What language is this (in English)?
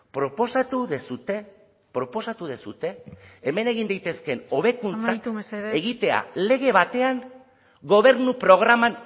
Basque